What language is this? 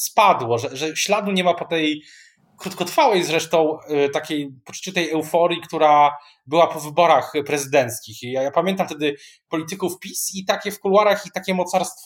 Polish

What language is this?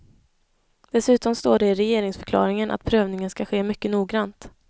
Swedish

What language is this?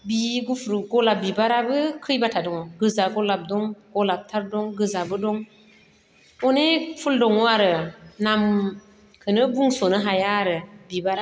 Bodo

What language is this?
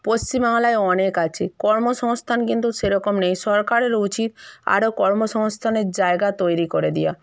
Bangla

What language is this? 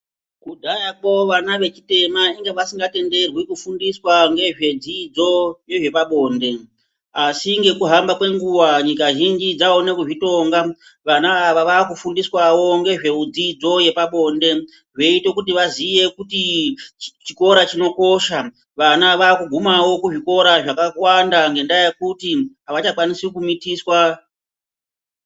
Ndau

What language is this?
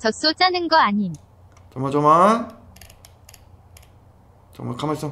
Korean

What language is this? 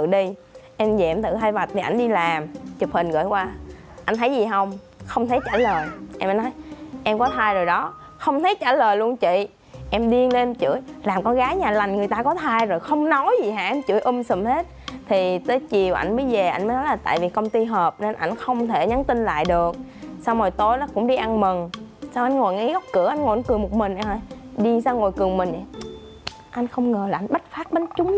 Vietnamese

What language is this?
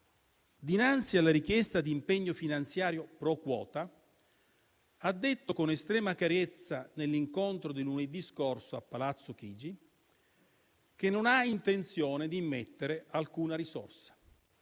Italian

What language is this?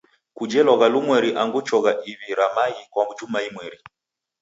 Taita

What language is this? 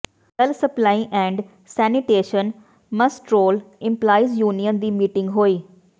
Punjabi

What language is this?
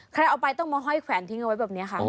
Thai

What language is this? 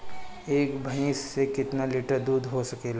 Bhojpuri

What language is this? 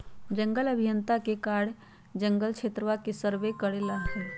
Magahi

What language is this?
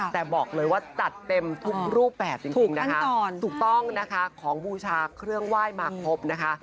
Thai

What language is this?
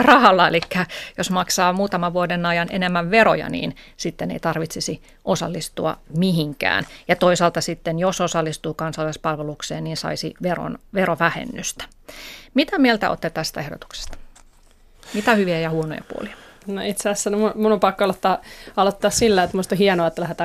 Finnish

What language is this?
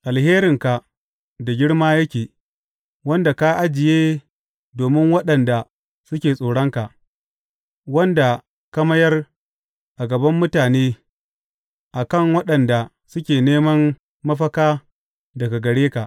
Hausa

